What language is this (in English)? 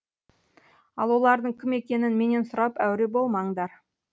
Kazakh